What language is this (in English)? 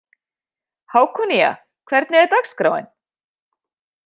Icelandic